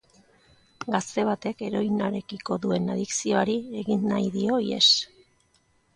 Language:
Basque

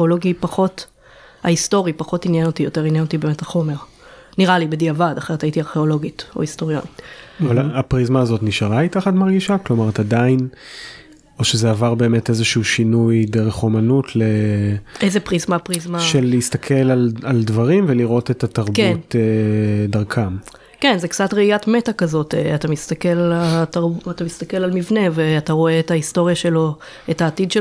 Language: Hebrew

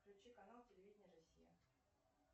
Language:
Russian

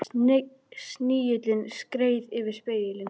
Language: Icelandic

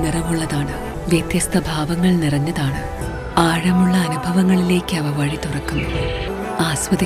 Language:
Malayalam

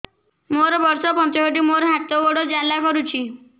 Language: Odia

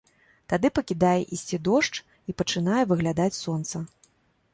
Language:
Belarusian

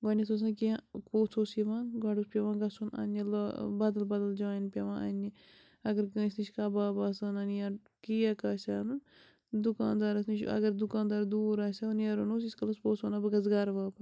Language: Kashmiri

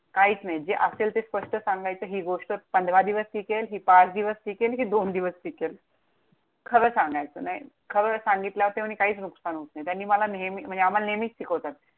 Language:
Marathi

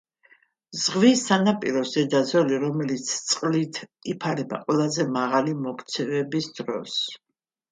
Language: Georgian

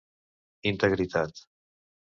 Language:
Catalan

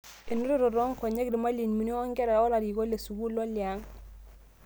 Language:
Masai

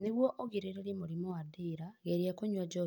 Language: Kikuyu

